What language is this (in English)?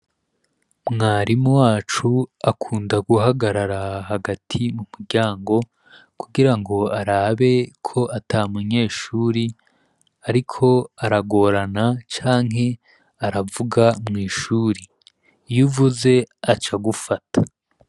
Rundi